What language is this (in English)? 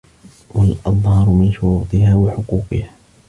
Arabic